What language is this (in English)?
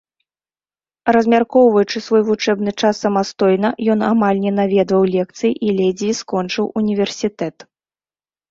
Belarusian